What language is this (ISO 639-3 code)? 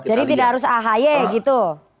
ind